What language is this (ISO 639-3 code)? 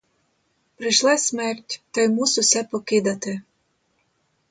ukr